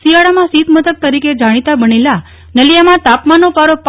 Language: Gujarati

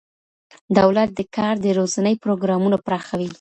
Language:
Pashto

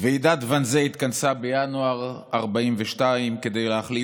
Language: Hebrew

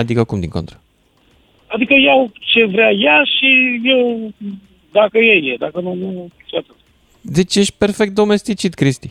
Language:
Romanian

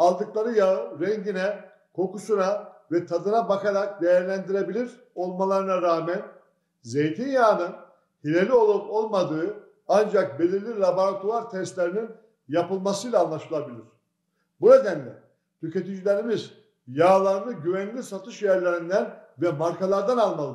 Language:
Turkish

